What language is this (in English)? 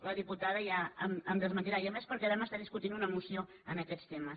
Catalan